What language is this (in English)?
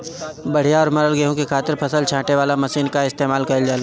Bhojpuri